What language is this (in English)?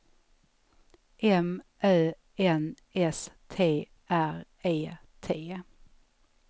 Swedish